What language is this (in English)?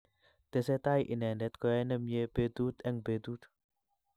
Kalenjin